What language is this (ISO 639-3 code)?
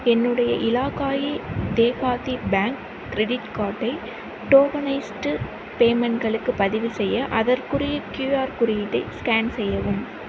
tam